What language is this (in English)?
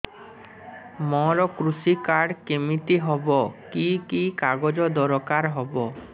Odia